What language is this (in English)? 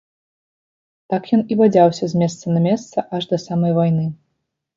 Belarusian